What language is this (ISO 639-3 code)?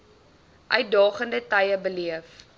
afr